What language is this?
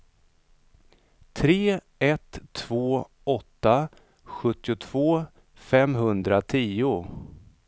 Swedish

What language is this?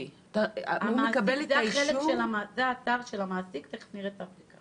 Hebrew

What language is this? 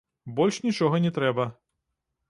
Belarusian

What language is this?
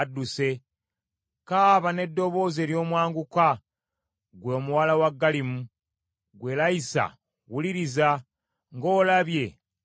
Ganda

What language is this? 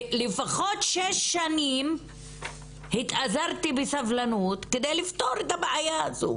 Hebrew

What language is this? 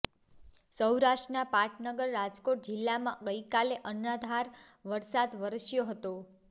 Gujarati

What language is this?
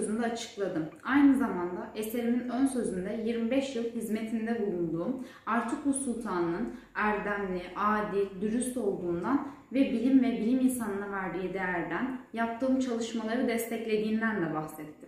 Turkish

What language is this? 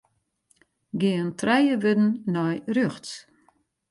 Western Frisian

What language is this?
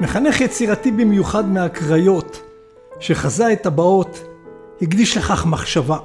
Hebrew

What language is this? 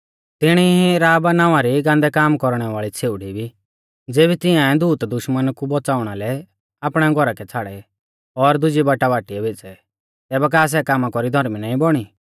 Mahasu Pahari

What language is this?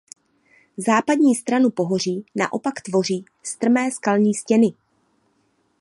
Czech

